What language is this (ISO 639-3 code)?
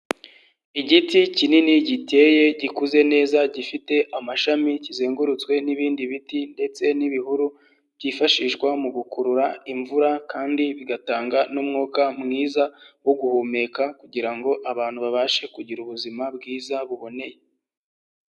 kin